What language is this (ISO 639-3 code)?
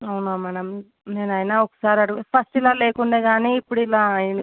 tel